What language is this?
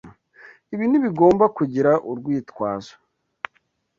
Kinyarwanda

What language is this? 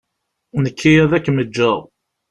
Kabyle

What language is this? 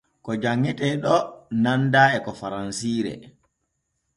Borgu Fulfulde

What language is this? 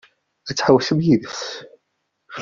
Kabyle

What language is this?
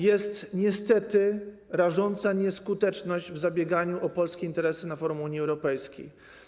Polish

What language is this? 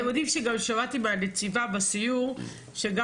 Hebrew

